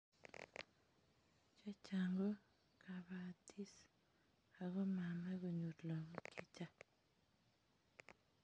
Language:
Kalenjin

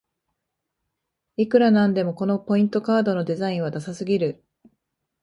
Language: Japanese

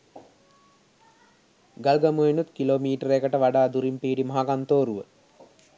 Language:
Sinhala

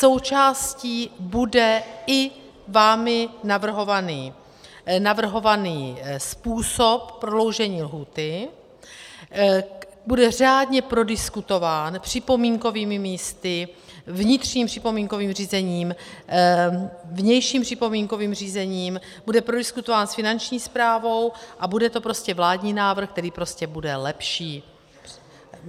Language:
Czech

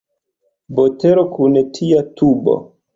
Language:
Esperanto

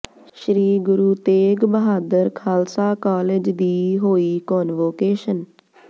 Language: Punjabi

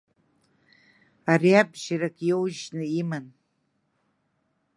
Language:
Abkhazian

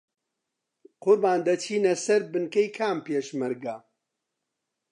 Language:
Central Kurdish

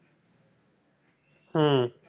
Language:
Tamil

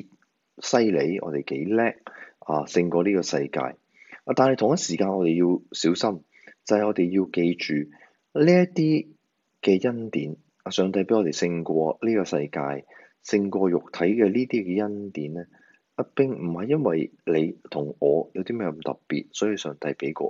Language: Chinese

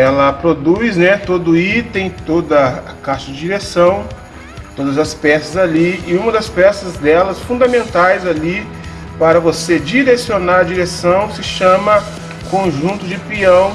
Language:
Portuguese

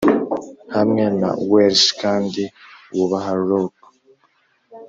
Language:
Kinyarwanda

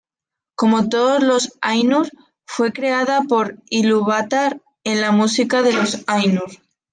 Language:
Spanish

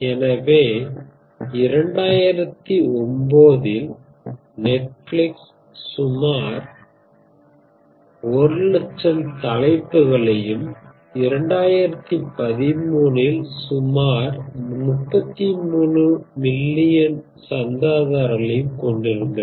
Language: Tamil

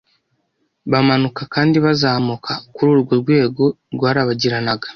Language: Kinyarwanda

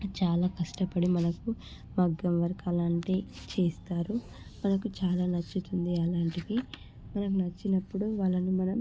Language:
Telugu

